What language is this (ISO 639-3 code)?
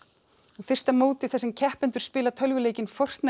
isl